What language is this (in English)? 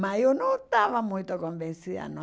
Portuguese